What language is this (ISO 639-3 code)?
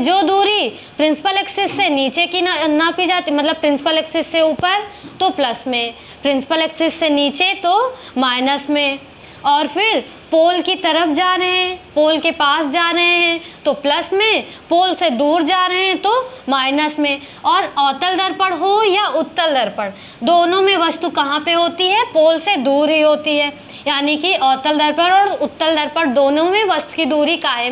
hin